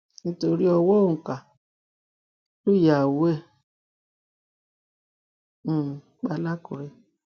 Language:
Yoruba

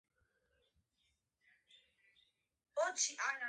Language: Georgian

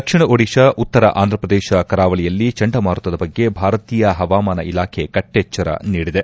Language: Kannada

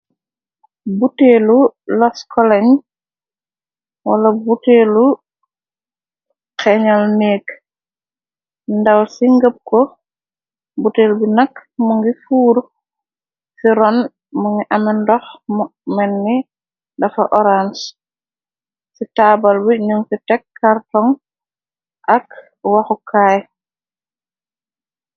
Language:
Wolof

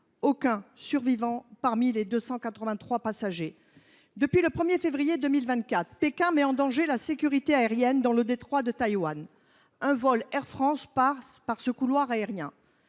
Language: French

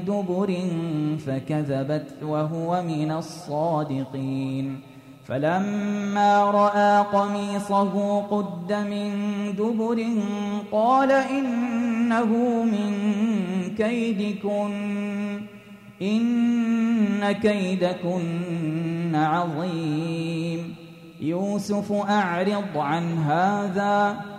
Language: Arabic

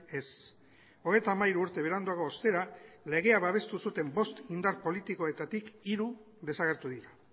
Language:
Basque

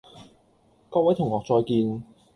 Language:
Cantonese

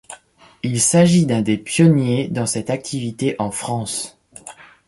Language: French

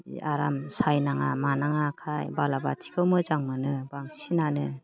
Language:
Bodo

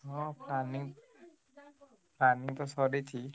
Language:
Odia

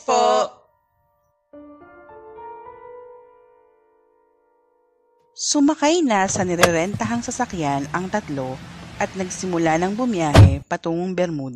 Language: Filipino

